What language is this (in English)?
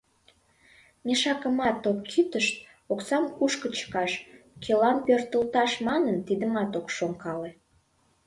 Mari